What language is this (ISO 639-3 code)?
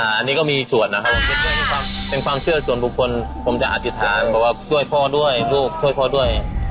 tha